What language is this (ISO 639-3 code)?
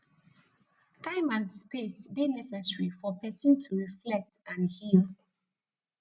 pcm